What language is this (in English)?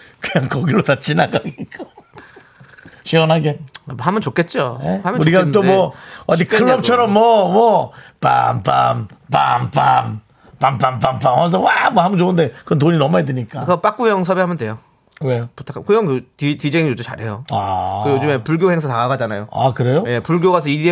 Korean